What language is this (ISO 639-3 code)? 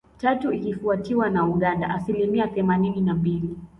swa